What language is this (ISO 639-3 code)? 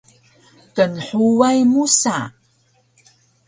trv